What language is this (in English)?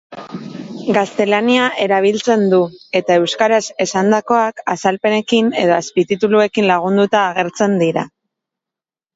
Basque